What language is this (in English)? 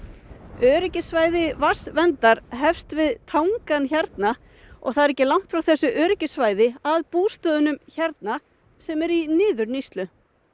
Icelandic